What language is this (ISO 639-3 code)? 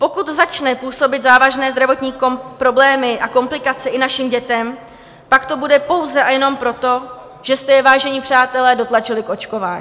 ces